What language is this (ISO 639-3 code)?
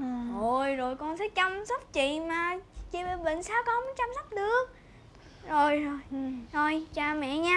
vie